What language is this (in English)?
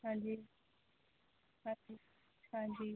Punjabi